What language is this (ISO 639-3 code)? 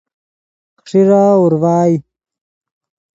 ydg